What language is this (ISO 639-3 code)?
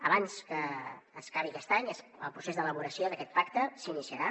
cat